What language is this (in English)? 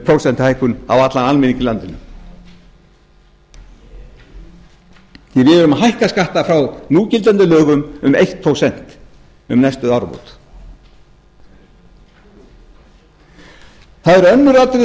Icelandic